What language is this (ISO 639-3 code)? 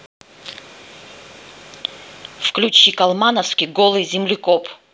rus